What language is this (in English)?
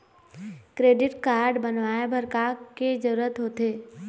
Chhattisgarhi